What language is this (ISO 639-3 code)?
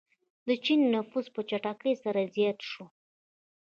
pus